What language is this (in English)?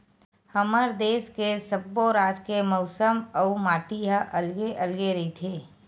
Chhattisgarhi